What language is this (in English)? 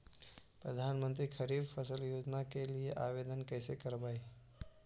Magahi